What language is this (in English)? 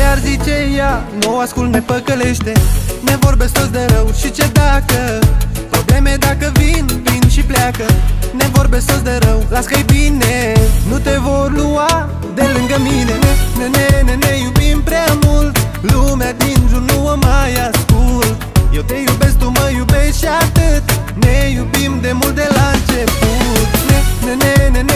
Romanian